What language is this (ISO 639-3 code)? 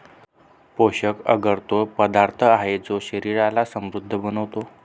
mar